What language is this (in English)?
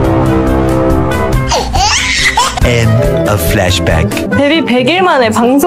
Korean